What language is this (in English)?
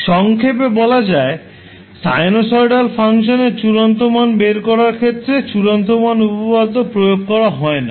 Bangla